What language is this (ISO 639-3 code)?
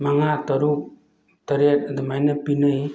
mni